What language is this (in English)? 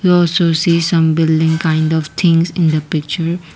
English